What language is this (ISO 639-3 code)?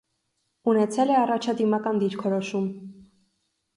hye